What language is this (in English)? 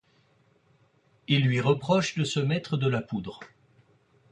French